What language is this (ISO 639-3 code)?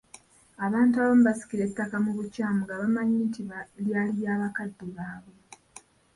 lug